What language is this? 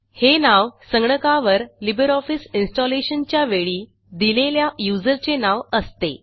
Marathi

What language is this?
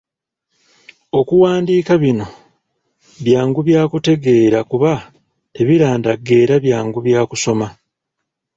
Ganda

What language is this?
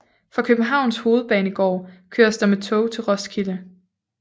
Danish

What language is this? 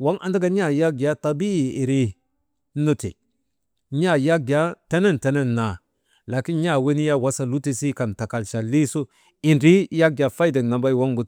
Maba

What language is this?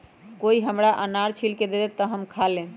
Magahi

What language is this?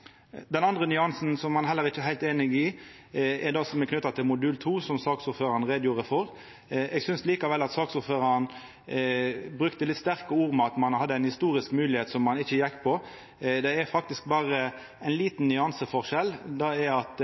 Norwegian Nynorsk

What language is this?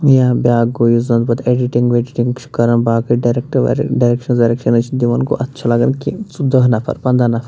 Kashmiri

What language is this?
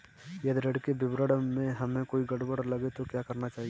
Hindi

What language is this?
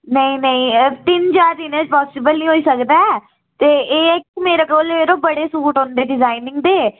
Dogri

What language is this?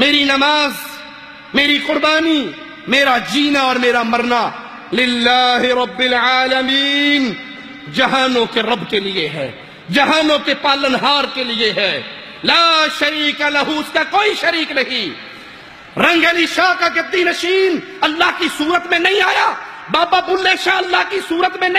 Arabic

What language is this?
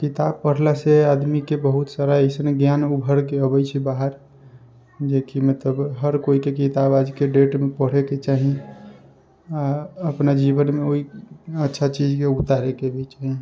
Maithili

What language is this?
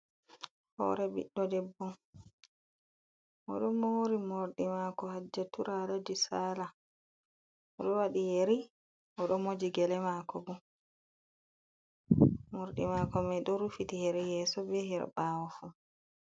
Fula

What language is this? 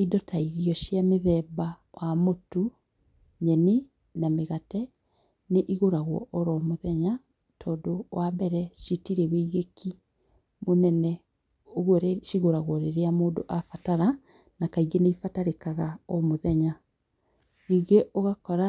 Kikuyu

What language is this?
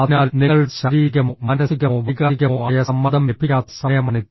Malayalam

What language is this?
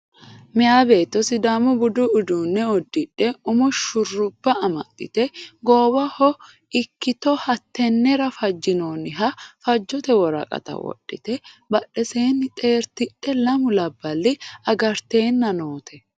Sidamo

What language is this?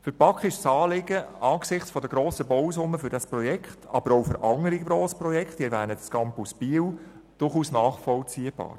Swiss German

